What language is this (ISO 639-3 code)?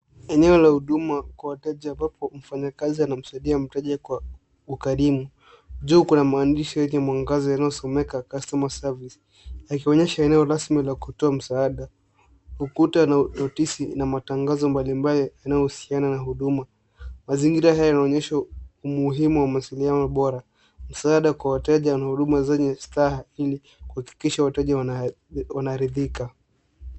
swa